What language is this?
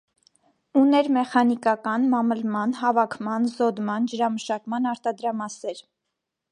Armenian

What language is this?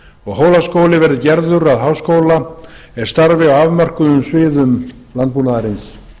Icelandic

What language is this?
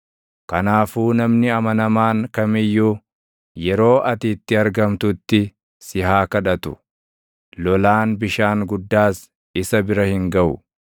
Oromo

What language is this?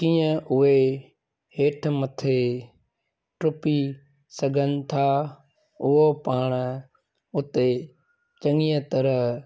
Sindhi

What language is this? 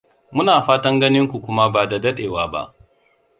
Hausa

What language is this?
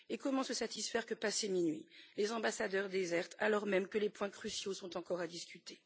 French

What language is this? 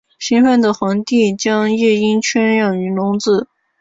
Chinese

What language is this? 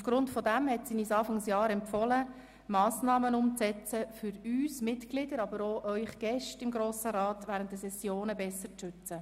Swiss German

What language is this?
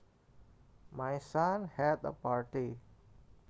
Javanese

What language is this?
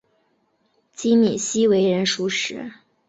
Chinese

